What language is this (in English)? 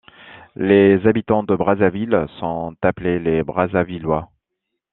French